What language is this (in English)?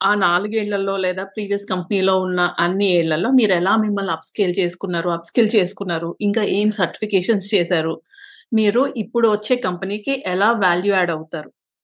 Telugu